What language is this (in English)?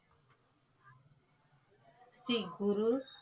Tamil